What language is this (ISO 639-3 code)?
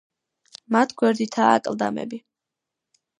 kat